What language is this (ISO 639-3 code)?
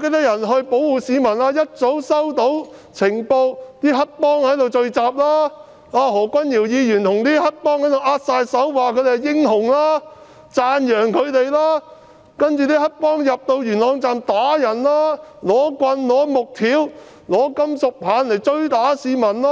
yue